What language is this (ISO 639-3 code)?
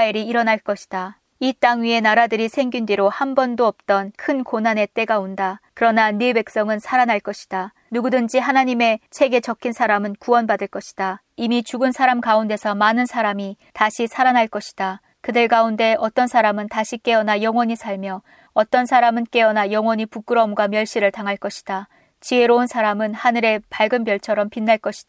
kor